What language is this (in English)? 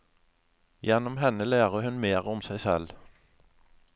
Norwegian